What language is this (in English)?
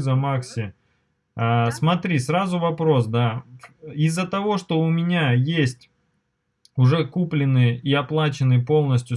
Russian